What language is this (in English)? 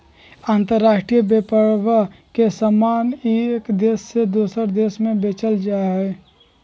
Magahi